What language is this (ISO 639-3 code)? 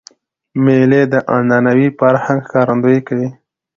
pus